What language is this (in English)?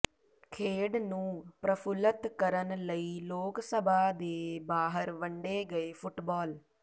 Punjabi